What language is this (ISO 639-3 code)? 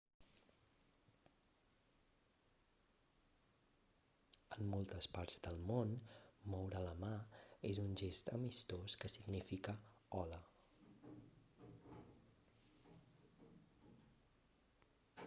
cat